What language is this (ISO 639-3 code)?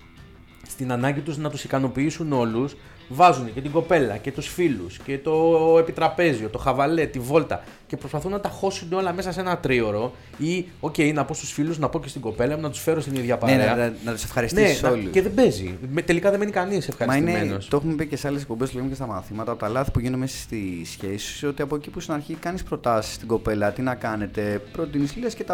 ell